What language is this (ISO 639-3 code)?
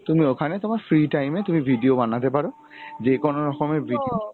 ben